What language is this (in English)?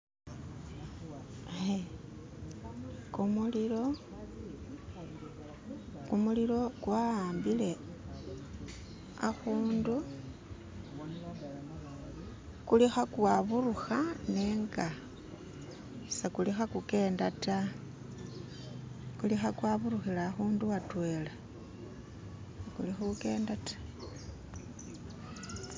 Masaaba